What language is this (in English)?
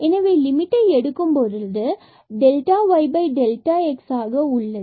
Tamil